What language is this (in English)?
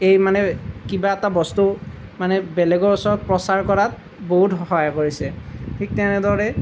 Assamese